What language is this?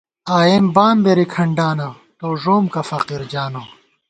Gawar-Bati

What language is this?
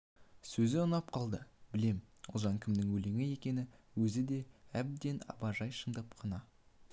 Kazakh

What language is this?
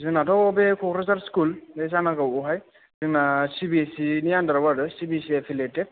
Bodo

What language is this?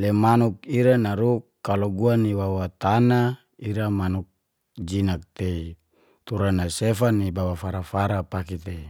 Geser-Gorom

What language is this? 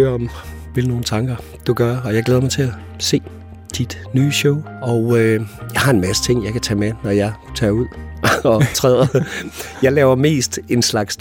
Danish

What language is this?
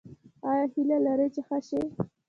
Pashto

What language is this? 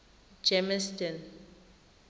Tswana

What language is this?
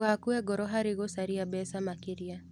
Kikuyu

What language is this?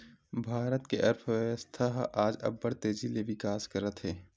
Chhattisgarhi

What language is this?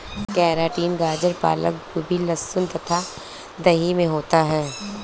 Hindi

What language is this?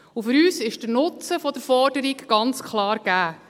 Swiss German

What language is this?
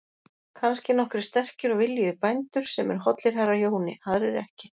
Icelandic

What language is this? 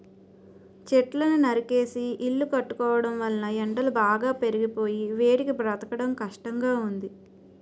Telugu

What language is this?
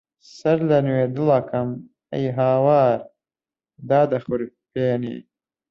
Central Kurdish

